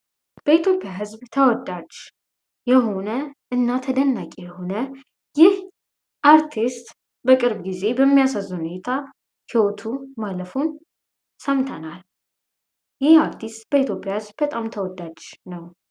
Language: Amharic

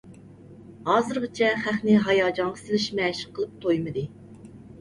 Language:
Uyghur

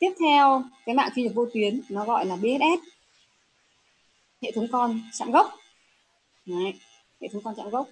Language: Vietnamese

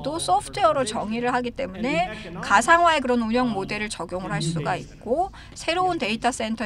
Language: Korean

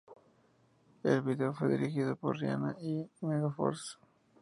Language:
Spanish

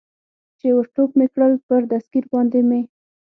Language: Pashto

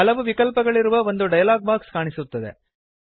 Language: Kannada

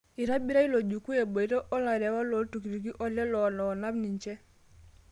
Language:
Masai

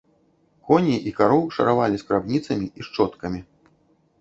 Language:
Belarusian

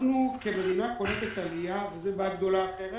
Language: Hebrew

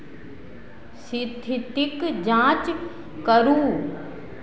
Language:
Maithili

